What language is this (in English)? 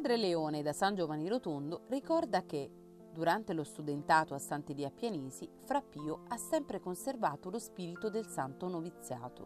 Italian